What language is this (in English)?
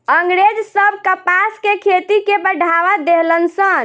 Bhojpuri